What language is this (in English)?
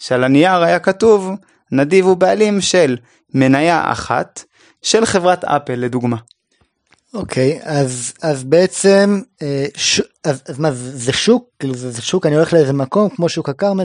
Hebrew